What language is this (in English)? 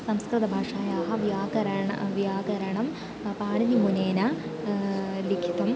Sanskrit